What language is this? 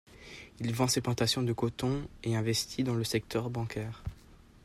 French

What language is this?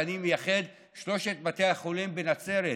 Hebrew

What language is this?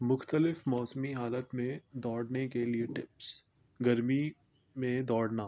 Urdu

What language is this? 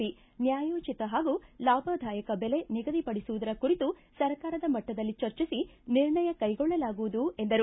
Kannada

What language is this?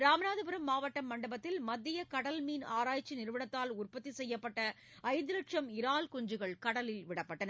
Tamil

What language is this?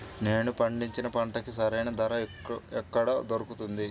Telugu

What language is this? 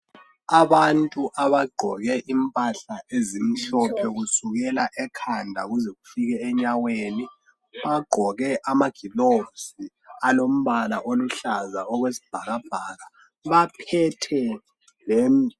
North Ndebele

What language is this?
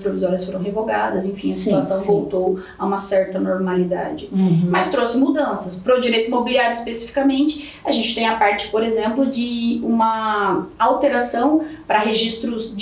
Portuguese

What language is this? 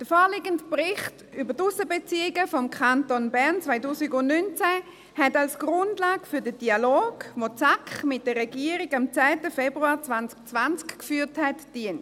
Swiss German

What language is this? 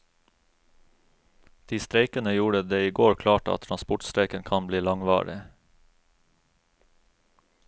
Norwegian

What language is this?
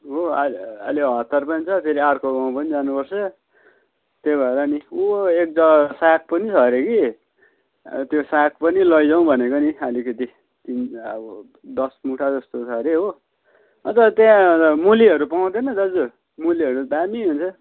Nepali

